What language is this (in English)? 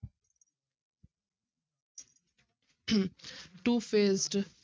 Punjabi